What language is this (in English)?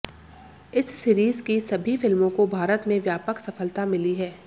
Hindi